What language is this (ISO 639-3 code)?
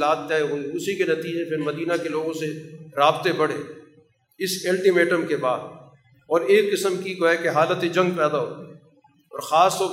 urd